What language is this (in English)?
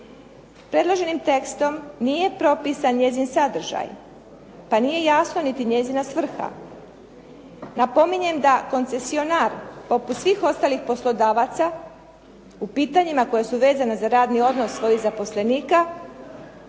Croatian